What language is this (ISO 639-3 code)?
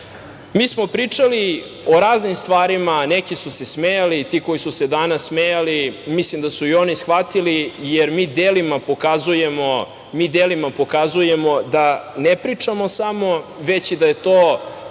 srp